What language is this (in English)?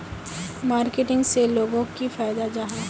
Magahi